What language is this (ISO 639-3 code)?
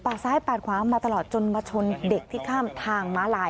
tha